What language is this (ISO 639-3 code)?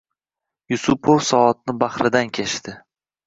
uzb